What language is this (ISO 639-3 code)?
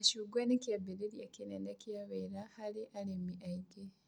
kik